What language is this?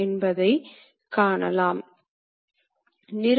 Tamil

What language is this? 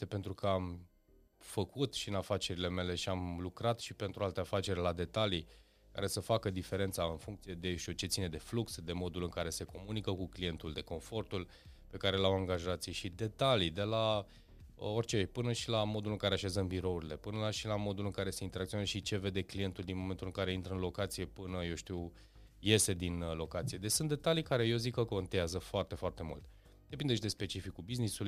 Romanian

